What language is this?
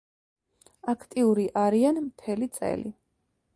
Georgian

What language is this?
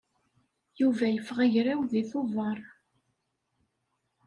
Kabyle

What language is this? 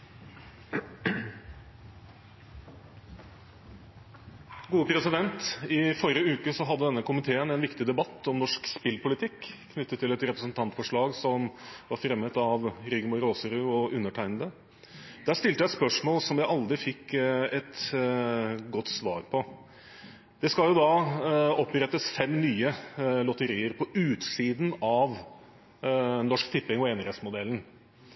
Norwegian Bokmål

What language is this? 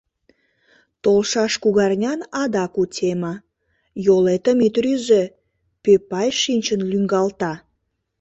Mari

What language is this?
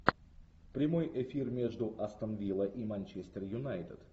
Russian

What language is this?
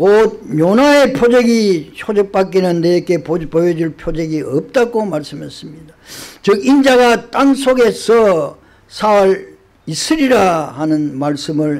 Korean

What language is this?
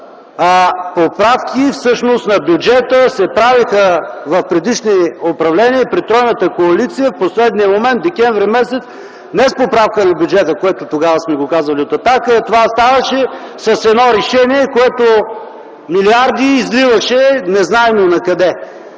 Bulgarian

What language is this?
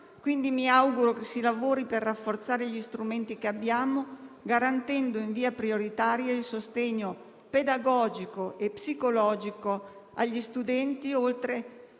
Italian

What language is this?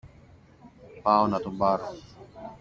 Greek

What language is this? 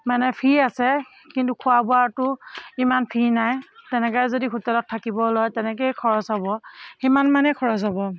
Assamese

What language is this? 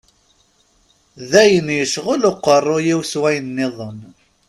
Kabyle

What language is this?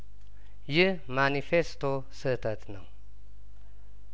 Amharic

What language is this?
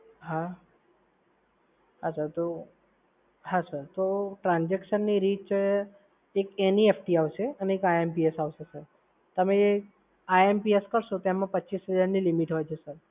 Gujarati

